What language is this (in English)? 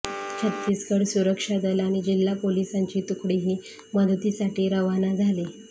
Marathi